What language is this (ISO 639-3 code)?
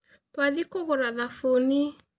kik